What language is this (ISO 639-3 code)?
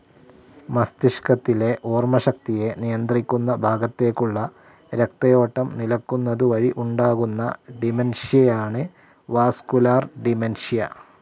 mal